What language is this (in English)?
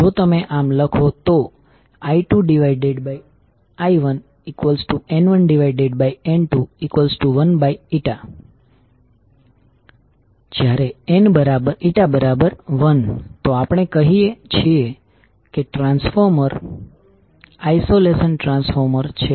Gujarati